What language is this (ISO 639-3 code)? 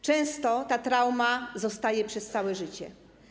pol